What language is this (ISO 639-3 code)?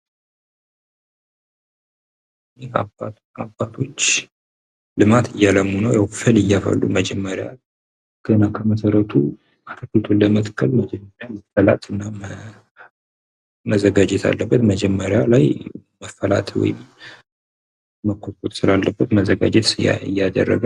amh